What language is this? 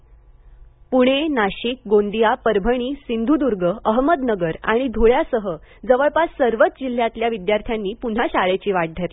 Marathi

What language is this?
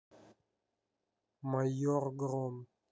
Russian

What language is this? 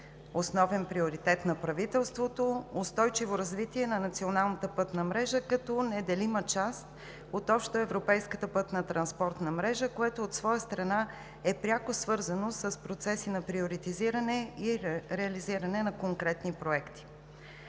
Bulgarian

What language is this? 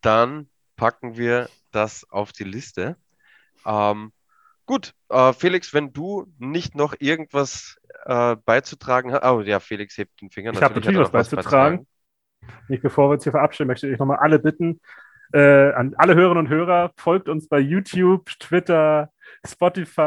German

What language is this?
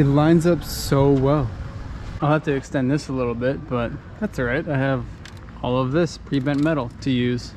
English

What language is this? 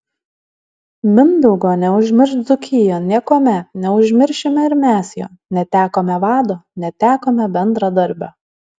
Lithuanian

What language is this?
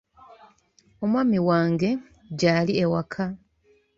Ganda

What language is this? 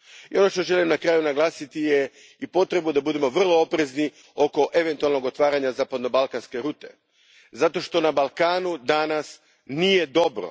Croatian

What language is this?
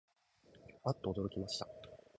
Japanese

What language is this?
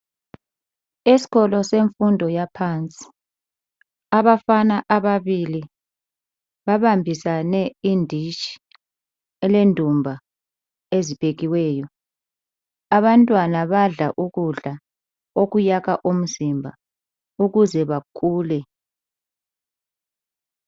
North Ndebele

